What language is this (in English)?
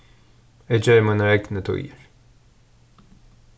Faroese